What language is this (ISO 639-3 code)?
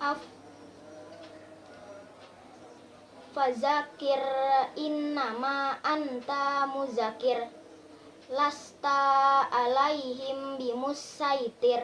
ind